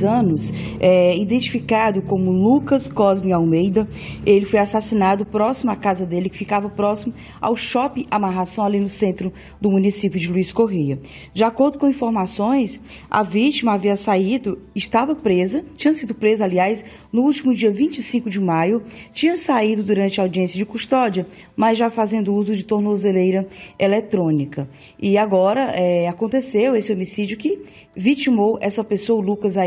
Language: Portuguese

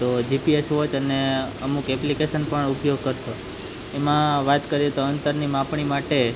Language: Gujarati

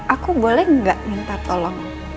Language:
Indonesian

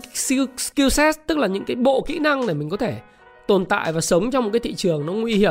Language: Vietnamese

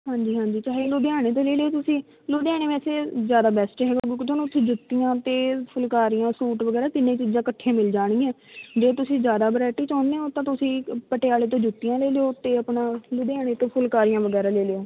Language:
Punjabi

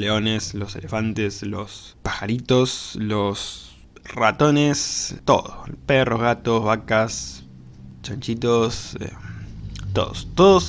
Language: Spanish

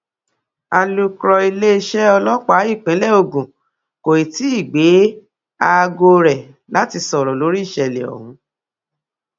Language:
Yoruba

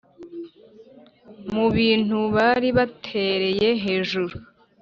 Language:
Kinyarwanda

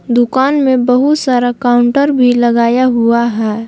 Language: Hindi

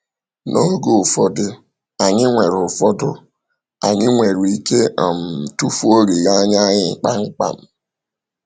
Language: Igbo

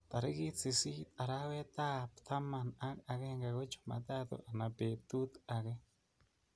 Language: Kalenjin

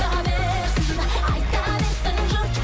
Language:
Kazakh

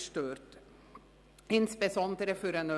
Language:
Swiss German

